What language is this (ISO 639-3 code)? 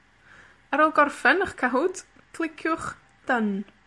cym